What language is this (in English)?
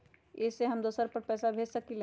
Magahi